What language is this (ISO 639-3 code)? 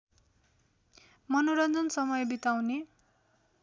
nep